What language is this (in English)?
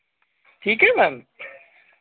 Hindi